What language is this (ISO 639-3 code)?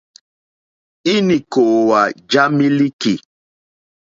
bri